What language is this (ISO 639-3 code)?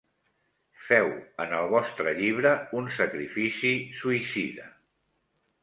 cat